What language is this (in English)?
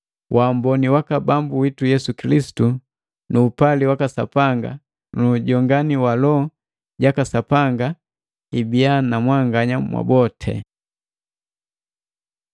Matengo